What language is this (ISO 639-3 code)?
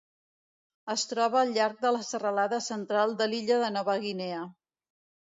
cat